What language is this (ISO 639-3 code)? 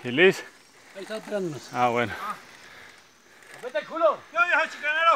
spa